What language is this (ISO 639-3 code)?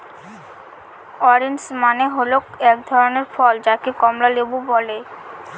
ben